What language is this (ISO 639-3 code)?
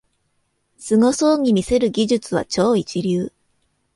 jpn